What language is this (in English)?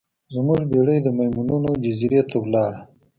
Pashto